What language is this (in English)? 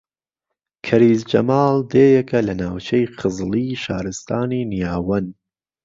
Central Kurdish